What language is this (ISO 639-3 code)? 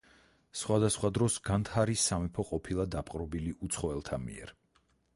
kat